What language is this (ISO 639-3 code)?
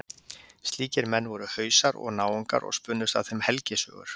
isl